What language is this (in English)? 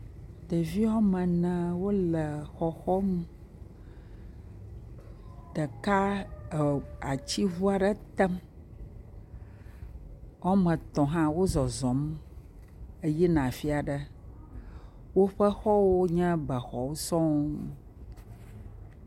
Ewe